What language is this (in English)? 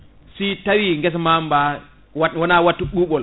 Fula